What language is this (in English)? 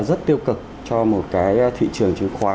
Vietnamese